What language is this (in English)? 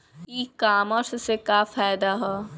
Bhojpuri